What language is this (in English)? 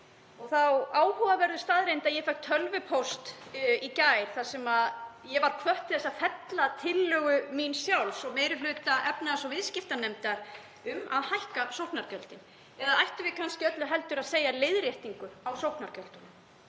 Icelandic